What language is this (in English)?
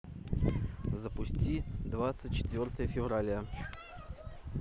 Russian